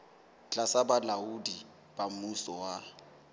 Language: Southern Sotho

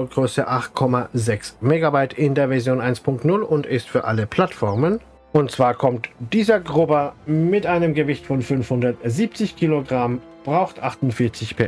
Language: German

